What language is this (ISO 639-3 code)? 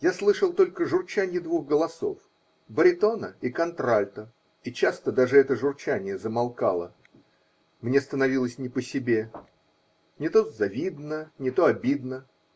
rus